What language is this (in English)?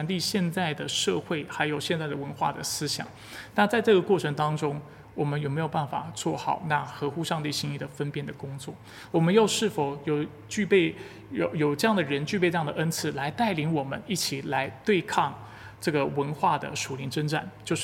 Chinese